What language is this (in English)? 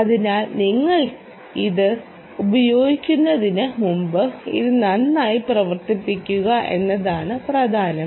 Malayalam